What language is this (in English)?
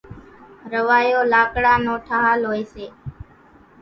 Kachi Koli